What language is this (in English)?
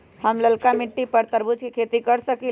Magahi